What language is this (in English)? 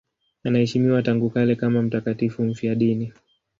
Swahili